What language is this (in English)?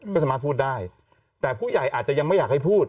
Thai